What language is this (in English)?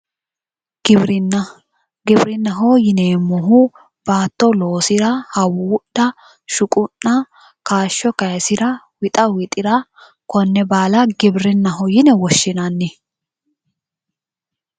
Sidamo